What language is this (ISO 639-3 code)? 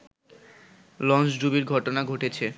ben